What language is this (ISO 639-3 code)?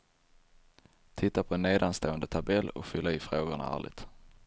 swe